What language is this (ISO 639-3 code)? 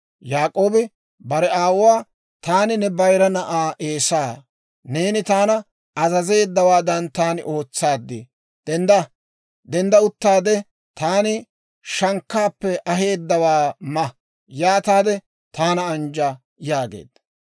dwr